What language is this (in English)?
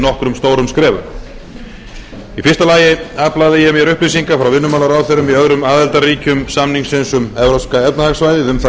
Icelandic